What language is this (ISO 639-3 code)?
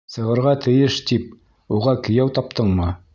bak